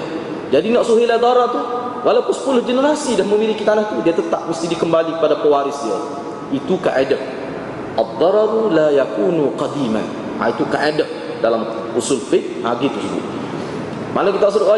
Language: Malay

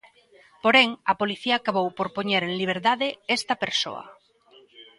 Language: Galician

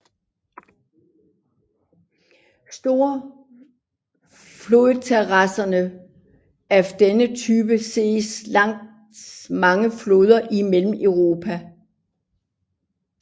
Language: Danish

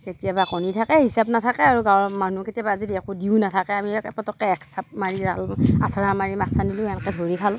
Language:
Assamese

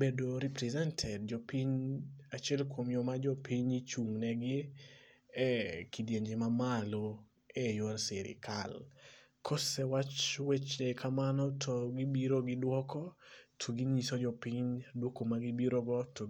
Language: Luo (Kenya and Tanzania)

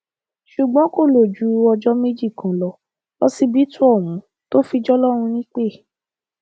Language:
Yoruba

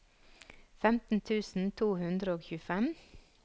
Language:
Norwegian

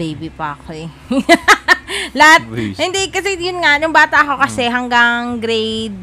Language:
Filipino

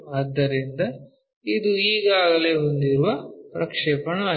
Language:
Kannada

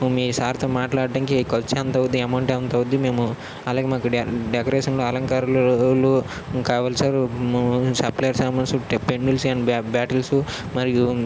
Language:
Telugu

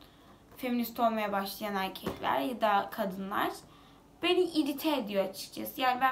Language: Turkish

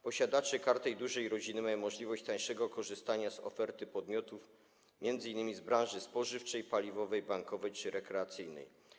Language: Polish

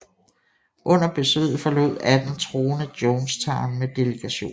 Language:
Danish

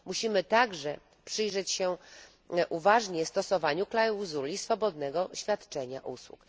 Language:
Polish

